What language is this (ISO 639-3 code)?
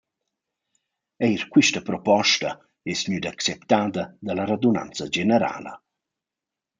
roh